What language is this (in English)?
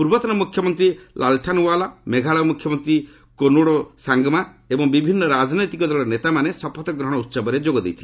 Odia